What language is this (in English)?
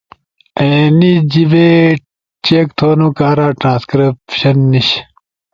Ushojo